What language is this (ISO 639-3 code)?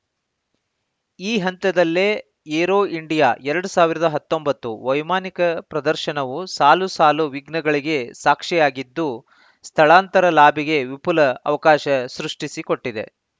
kan